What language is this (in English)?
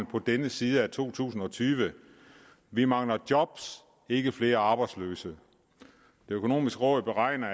Danish